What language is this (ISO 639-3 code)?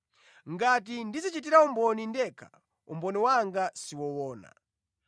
nya